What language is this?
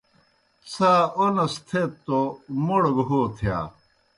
Kohistani Shina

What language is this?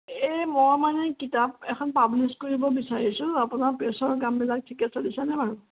Assamese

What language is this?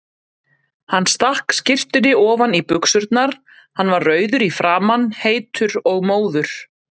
Icelandic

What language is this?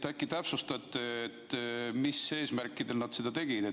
Estonian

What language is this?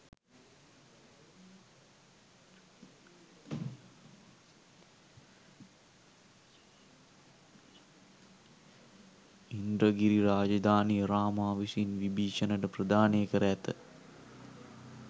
Sinhala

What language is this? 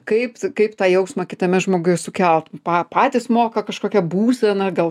Lithuanian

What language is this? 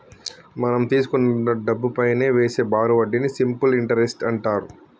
Telugu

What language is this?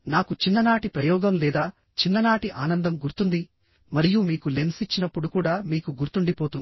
Telugu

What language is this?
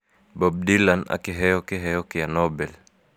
Kikuyu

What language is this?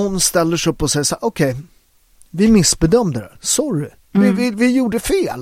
Swedish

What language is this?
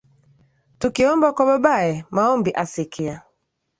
Swahili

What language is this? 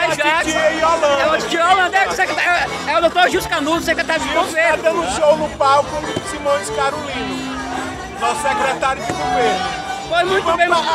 Portuguese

